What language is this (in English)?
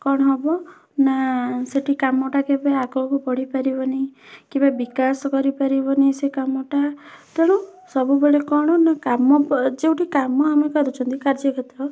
Odia